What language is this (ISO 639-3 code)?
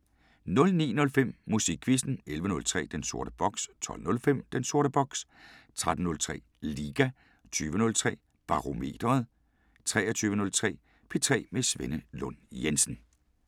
dan